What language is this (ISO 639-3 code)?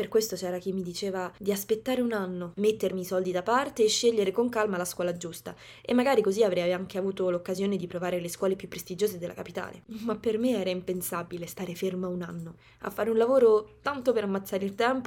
ita